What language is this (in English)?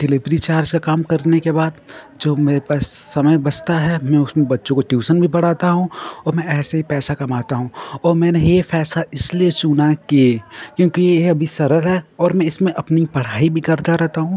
Hindi